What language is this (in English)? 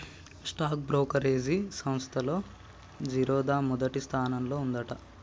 Telugu